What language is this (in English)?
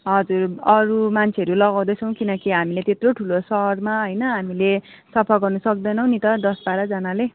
Nepali